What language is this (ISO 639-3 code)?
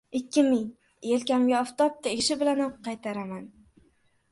uzb